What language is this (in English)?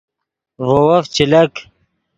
Yidgha